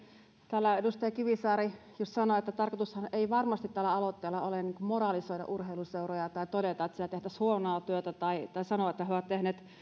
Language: Finnish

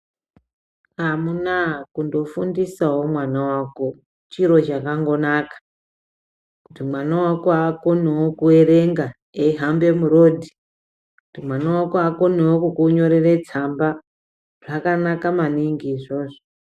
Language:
Ndau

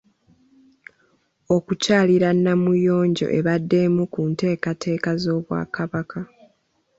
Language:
Ganda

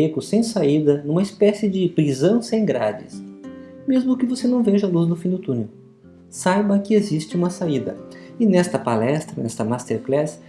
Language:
Portuguese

